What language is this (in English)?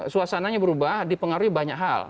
Indonesian